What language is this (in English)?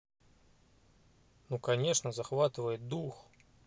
Russian